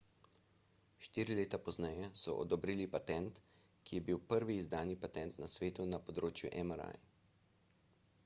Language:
Slovenian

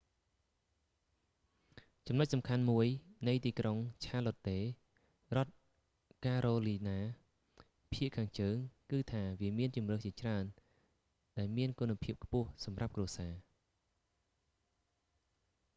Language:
Khmer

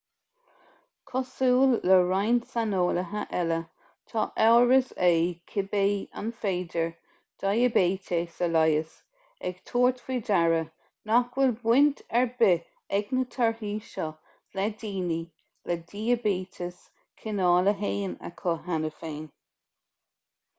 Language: Irish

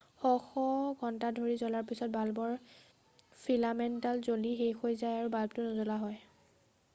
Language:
Assamese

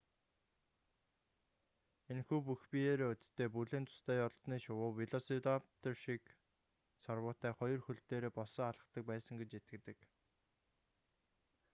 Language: Mongolian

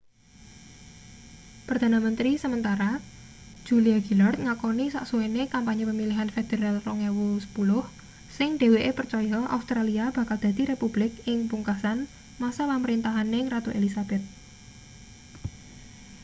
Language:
Javanese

